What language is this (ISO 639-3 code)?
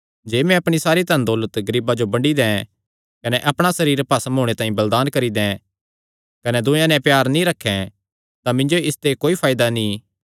xnr